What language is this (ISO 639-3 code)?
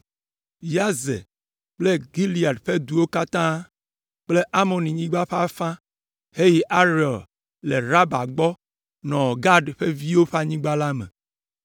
ewe